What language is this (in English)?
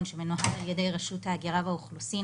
Hebrew